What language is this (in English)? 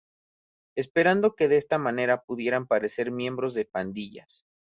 Spanish